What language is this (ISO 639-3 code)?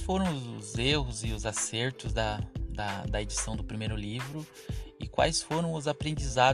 por